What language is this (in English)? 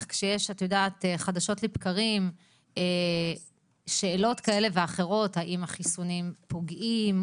Hebrew